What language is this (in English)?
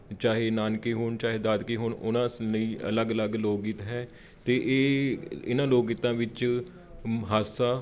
Punjabi